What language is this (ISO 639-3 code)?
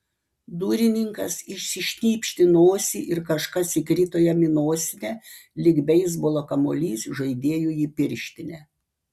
lit